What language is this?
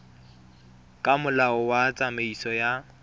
Tswana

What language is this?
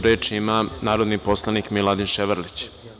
Serbian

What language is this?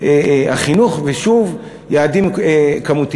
Hebrew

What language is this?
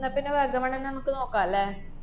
Malayalam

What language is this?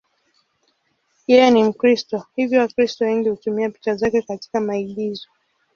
Swahili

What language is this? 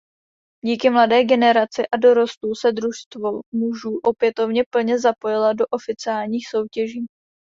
Czech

